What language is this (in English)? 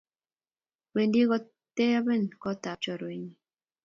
Kalenjin